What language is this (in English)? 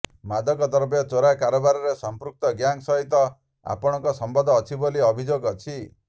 Odia